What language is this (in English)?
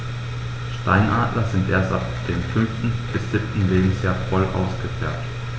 German